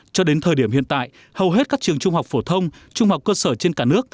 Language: Vietnamese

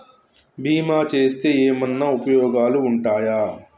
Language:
Telugu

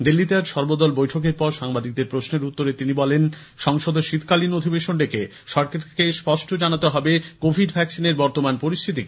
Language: Bangla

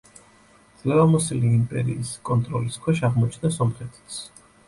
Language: Georgian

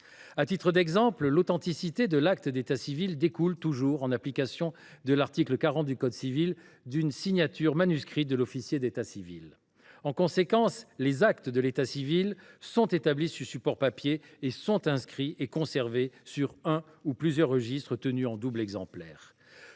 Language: French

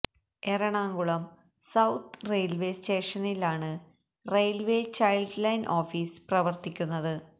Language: Malayalam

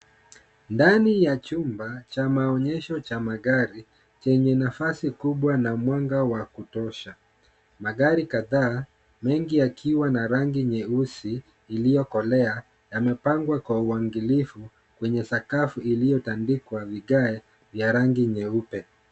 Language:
Swahili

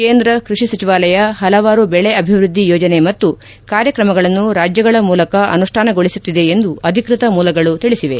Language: Kannada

